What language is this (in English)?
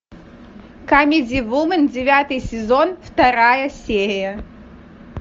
Russian